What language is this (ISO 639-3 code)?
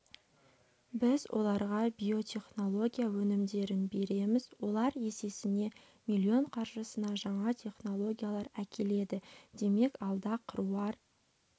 kaz